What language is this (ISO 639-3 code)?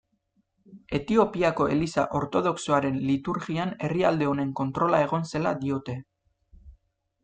eus